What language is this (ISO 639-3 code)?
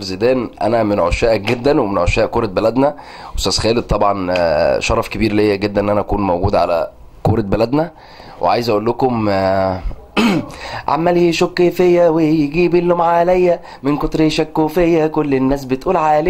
ara